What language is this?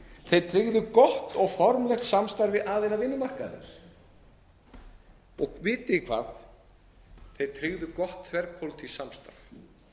Icelandic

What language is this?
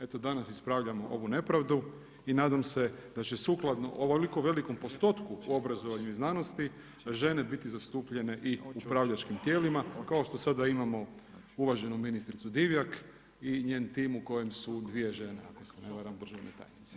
Croatian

